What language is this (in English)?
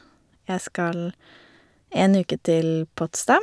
Norwegian